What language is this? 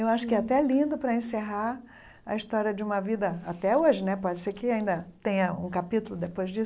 Portuguese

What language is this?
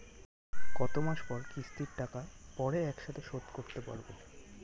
Bangla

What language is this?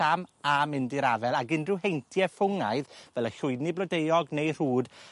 Welsh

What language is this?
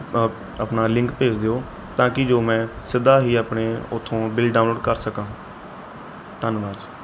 Punjabi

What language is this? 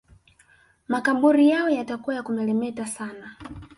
Swahili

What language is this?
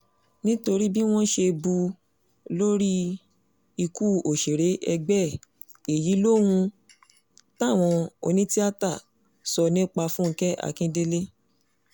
Yoruba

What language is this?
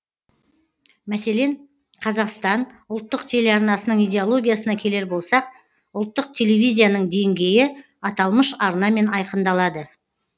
Kazakh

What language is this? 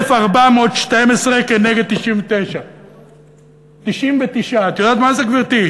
Hebrew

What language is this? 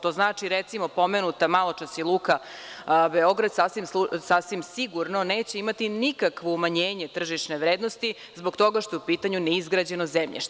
Serbian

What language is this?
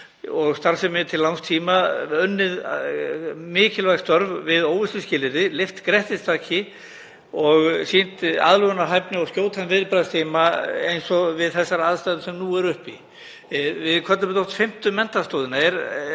Icelandic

